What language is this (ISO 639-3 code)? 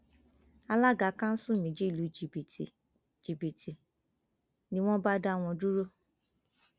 yor